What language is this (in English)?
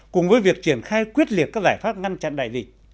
Vietnamese